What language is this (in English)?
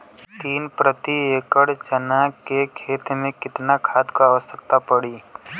Bhojpuri